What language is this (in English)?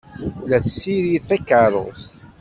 Kabyle